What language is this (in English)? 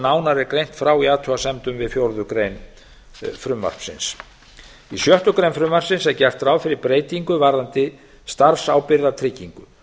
Icelandic